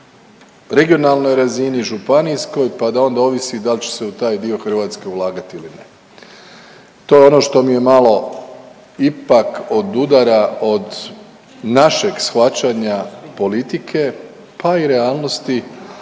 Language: Croatian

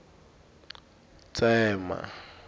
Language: Tsonga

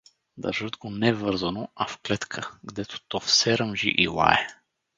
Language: Bulgarian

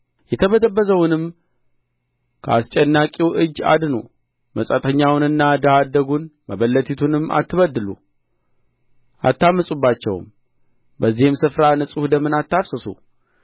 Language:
Amharic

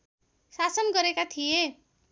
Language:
Nepali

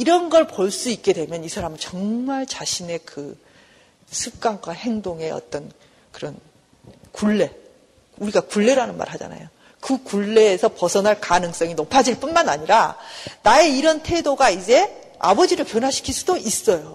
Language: Korean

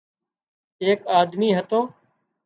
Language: Wadiyara Koli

